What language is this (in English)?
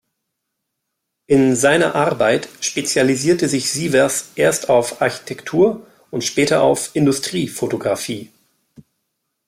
German